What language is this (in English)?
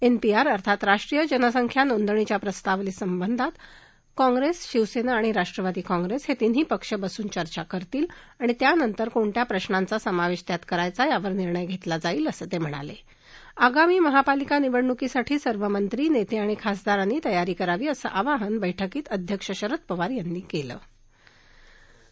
Marathi